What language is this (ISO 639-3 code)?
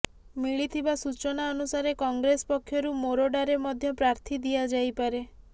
ori